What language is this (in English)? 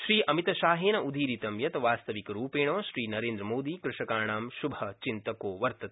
Sanskrit